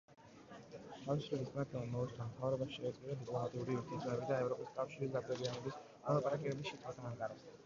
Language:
Georgian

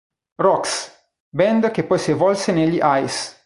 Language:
Italian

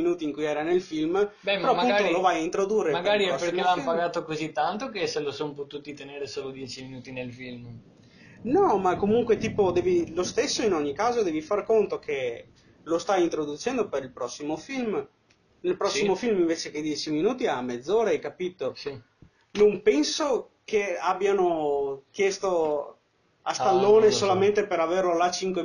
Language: Italian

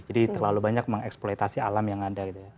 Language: Indonesian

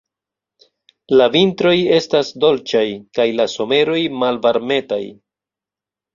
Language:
Esperanto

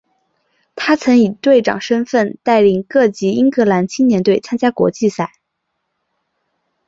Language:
Chinese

